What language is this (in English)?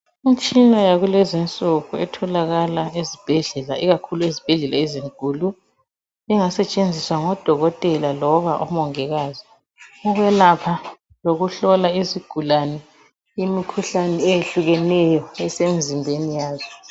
North Ndebele